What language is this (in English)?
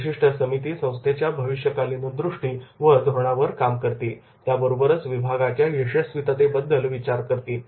Marathi